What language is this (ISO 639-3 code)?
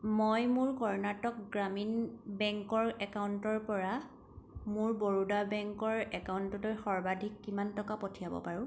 asm